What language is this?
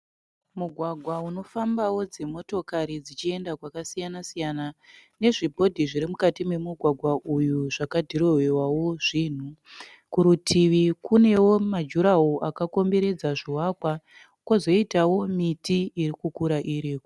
Shona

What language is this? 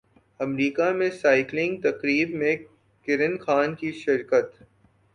Urdu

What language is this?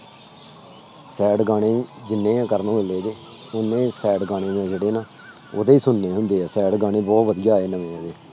Punjabi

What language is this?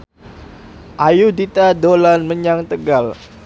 Javanese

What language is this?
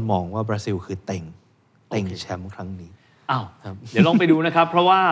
Thai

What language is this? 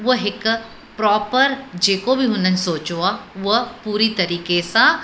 Sindhi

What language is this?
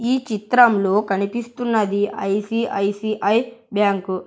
Telugu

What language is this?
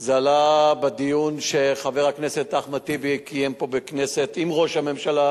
Hebrew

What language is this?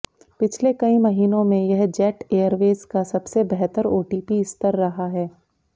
Hindi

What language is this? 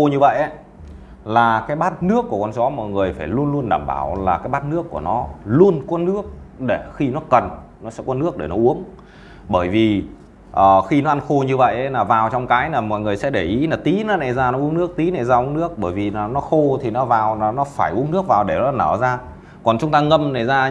Vietnamese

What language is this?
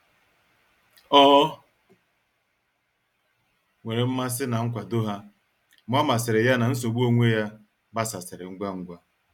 Igbo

